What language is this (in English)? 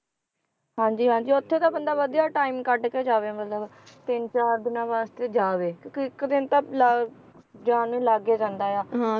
Punjabi